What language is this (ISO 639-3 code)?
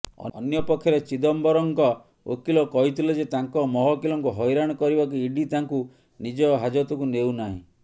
ori